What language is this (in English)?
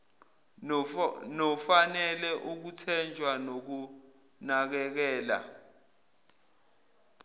Zulu